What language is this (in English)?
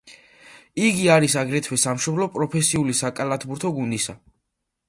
Georgian